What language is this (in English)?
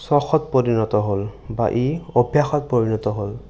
Assamese